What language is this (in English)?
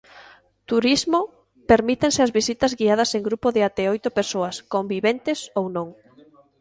Galician